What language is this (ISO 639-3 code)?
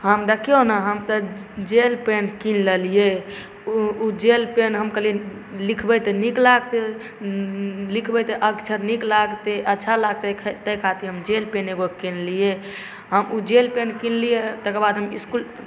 mai